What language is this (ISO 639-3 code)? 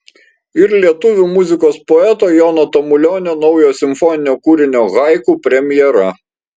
lit